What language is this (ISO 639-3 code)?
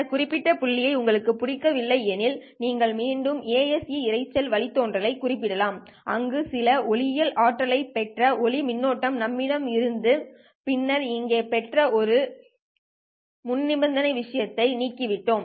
tam